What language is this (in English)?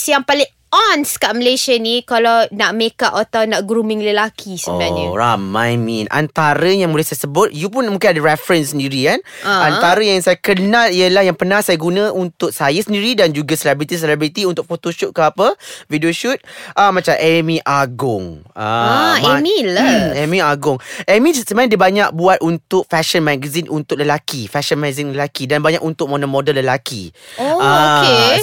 Malay